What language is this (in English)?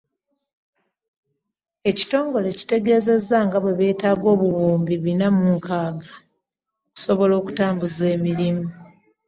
Ganda